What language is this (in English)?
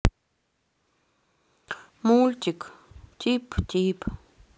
Russian